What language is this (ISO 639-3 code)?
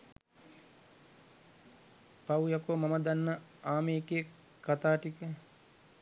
sin